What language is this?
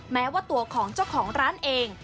Thai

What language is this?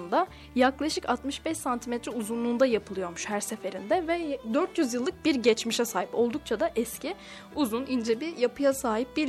Turkish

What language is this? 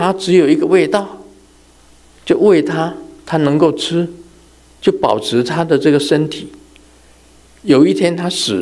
Chinese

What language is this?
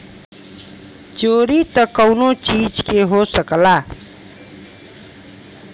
Bhojpuri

